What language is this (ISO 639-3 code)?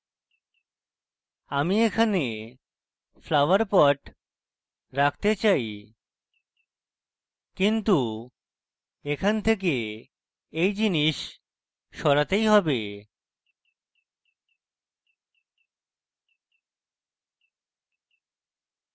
ben